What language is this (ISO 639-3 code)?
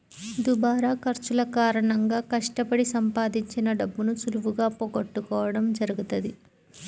tel